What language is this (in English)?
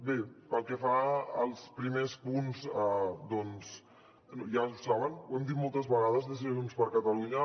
Catalan